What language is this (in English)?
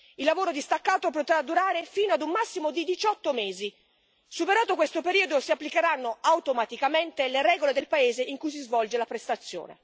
Italian